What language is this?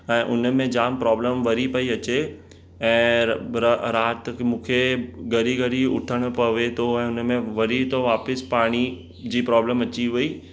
Sindhi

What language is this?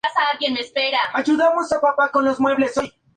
Spanish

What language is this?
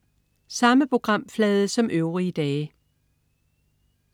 Danish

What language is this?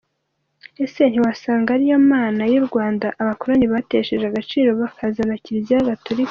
Kinyarwanda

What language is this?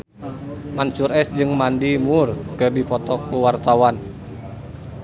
Sundanese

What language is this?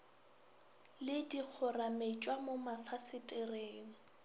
Northern Sotho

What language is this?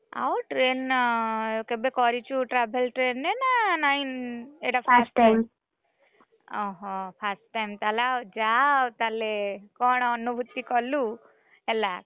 Odia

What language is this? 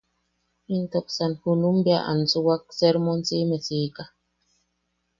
Yaqui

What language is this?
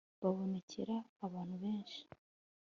Kinyarwanda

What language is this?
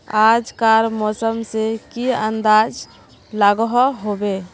Magahi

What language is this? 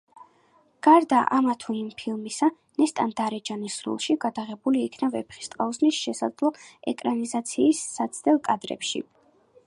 Georgian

